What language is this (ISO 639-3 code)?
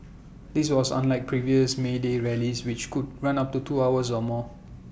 eng